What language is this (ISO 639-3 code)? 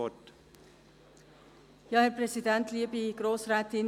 gsw